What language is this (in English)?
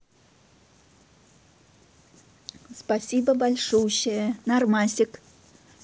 Russian